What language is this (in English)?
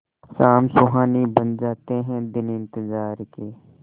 Hindi